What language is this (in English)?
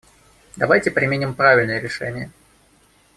Russian